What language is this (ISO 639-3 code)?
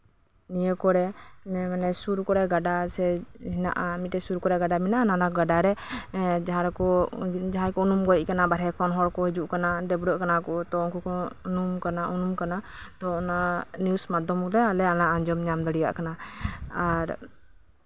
sat